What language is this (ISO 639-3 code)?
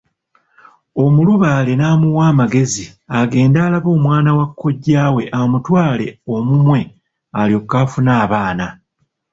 lug